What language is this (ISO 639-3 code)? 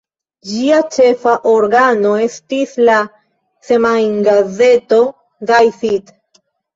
epo